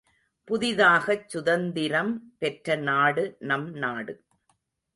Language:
Tamil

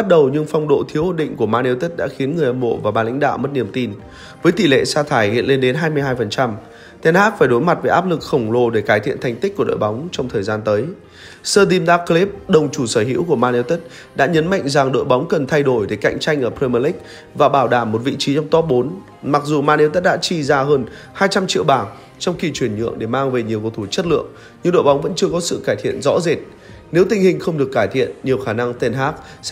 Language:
Vietnamese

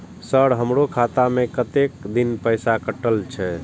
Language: Maithili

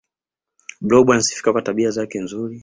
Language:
Swahili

